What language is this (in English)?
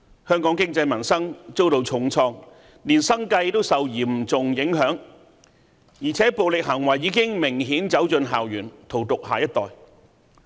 Cantonese